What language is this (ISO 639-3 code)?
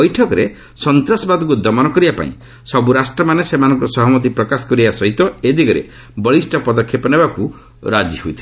ori